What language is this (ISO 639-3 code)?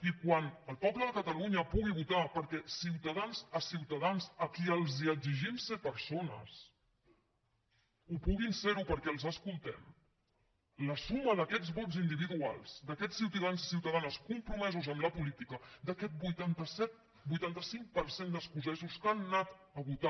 cat